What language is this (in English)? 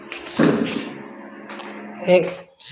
Bhojpuri